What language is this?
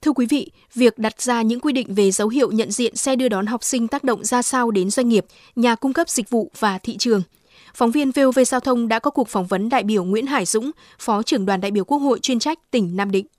Vietnamese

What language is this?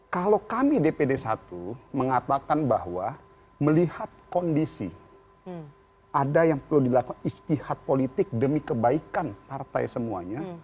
Indonesian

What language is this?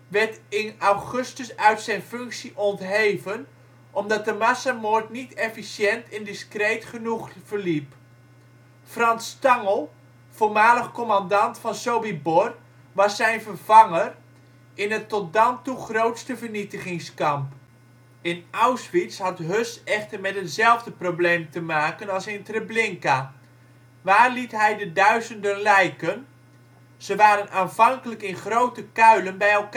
Dutch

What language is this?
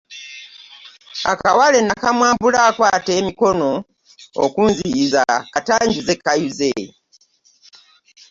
Ganda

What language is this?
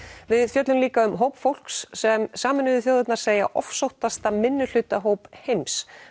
Icelandic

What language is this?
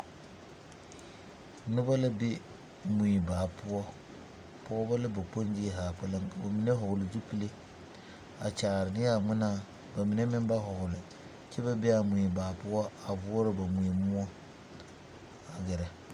Southern Dagaare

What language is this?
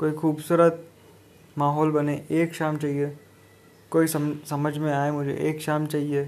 Hindi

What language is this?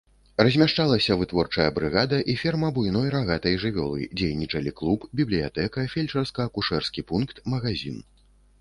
Belarusian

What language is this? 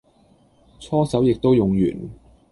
Cantonese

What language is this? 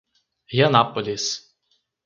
Portuguese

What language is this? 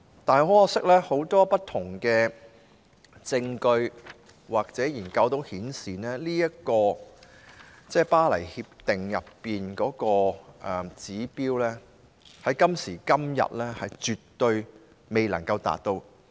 Cantonese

